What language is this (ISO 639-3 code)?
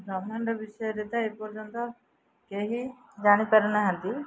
ori